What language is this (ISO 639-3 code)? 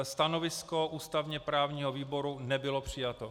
ces